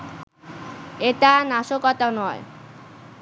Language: Bangla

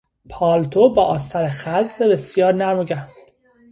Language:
Persian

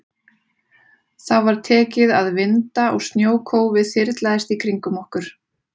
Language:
Icelandic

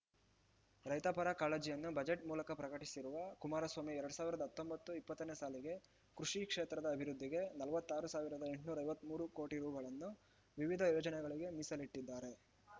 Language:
Kannada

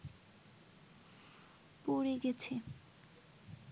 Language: Bangla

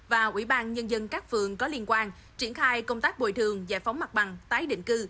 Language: Vietnamese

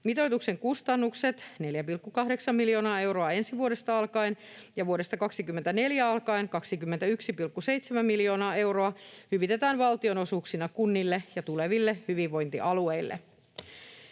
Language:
Finnish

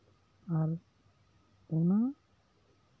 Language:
Santali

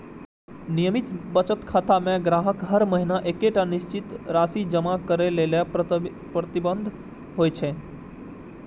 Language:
Maithili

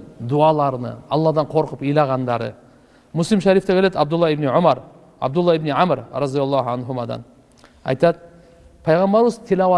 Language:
Turkish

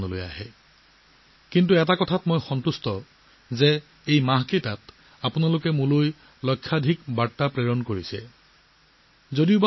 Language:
Assamese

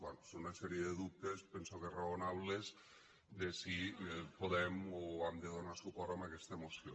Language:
Catalan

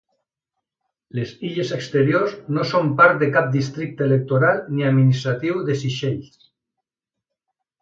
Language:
Catalan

